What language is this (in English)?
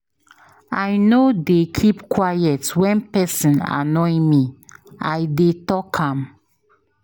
Nigerian Pidgin